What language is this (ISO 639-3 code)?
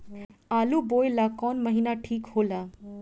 bho